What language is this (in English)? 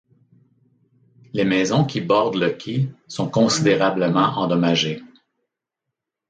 French